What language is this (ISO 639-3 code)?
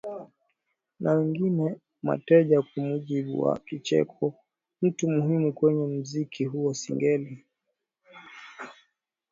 swa